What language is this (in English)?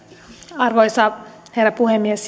Finnish